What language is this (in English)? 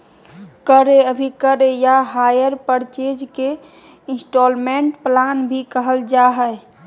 Magahi